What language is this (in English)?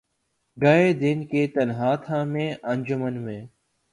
Urdu